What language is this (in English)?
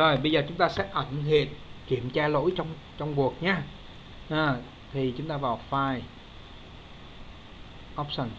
Vietnamese